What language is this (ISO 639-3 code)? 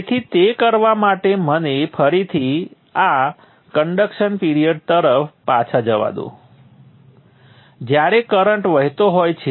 guj